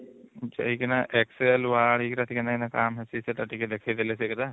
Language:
Odia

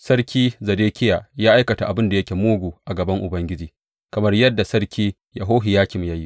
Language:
Hausa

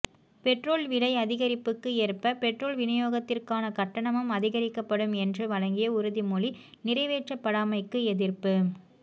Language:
Tamil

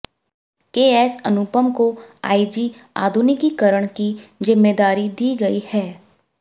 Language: Hindi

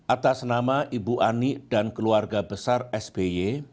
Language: Indonesian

